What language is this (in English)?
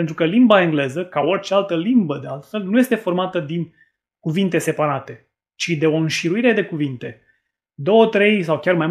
Romanian